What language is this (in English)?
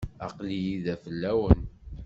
Kabyle